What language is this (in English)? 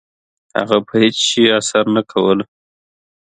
Pashto